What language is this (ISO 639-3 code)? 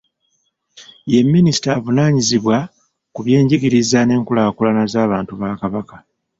lug